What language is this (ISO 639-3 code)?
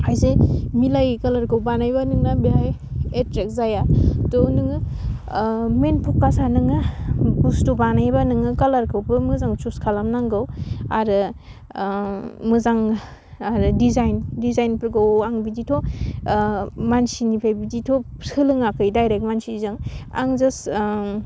brx